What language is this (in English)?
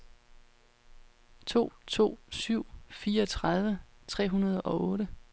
Danish